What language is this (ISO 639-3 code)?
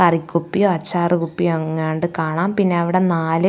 mal